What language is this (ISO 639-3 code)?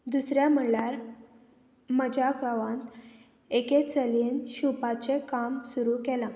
kok